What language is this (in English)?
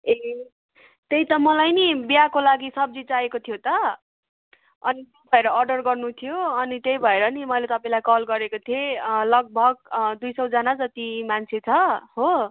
Nepali